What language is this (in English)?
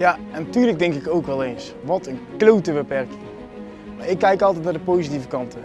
Dutch